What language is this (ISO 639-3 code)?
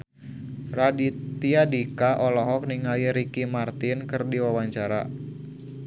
sun